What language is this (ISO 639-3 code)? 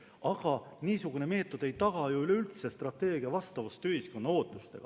est